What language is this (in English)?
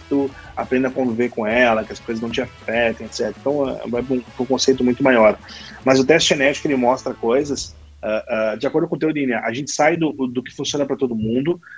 Portuguese